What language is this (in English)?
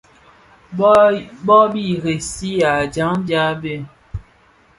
Bafia